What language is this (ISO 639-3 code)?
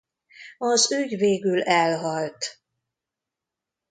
hun